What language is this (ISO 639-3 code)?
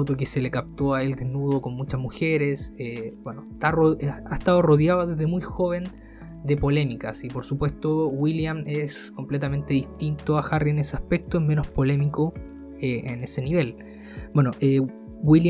spa